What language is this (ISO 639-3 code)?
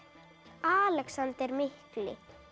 isl